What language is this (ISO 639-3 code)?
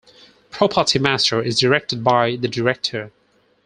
eng